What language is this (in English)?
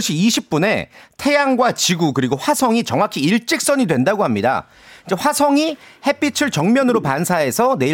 Korean